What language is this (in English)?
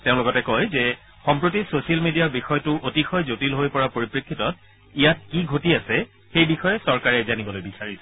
Assamese